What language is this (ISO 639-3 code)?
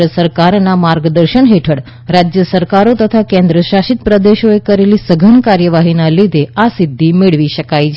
guj